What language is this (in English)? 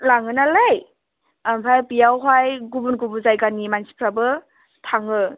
Bodo